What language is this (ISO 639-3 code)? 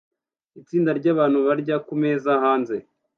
kin